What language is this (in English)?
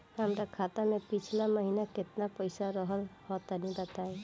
Bhojpuri